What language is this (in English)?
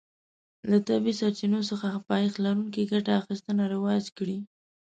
Pashto